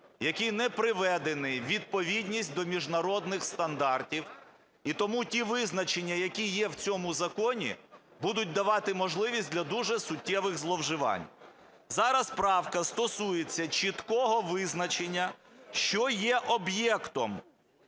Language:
Ukrainian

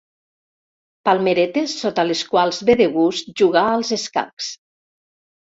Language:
Catalan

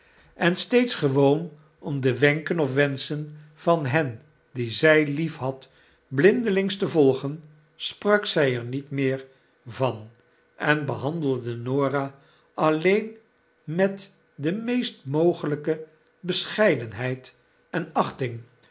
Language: Dutch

